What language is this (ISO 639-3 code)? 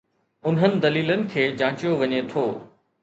snd